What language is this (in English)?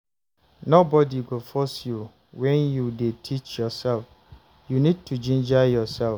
Nigerian Pidgin